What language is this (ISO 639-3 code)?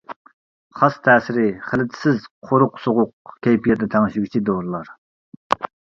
uig